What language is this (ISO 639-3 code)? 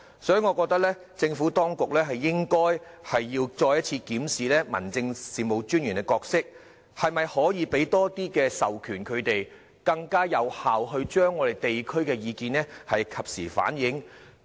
yue